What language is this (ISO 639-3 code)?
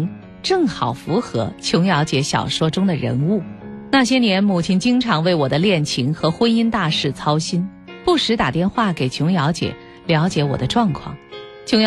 zho